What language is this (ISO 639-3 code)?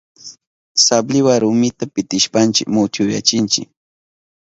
qup